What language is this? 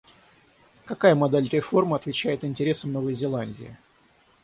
Russian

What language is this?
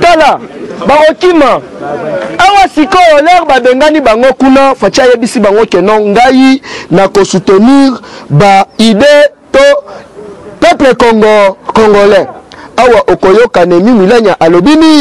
French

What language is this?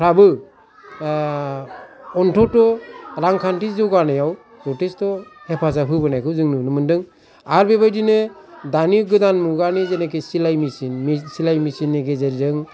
Bodo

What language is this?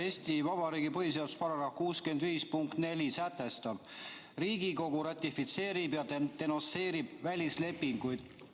Estonian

